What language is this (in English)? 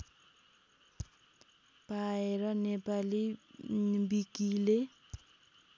Nepali